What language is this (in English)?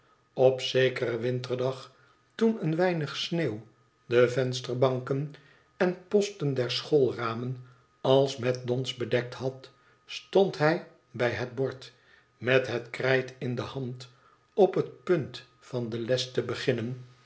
Dutch